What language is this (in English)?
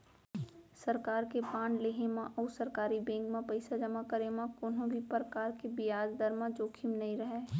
Chhattisgarhi